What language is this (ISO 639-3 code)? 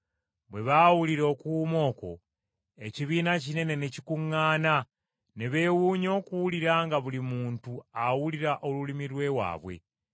lug